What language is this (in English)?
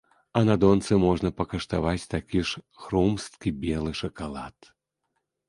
Belarusian